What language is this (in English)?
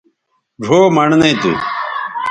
Bateri